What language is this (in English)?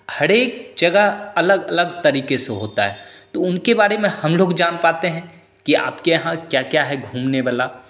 Hindi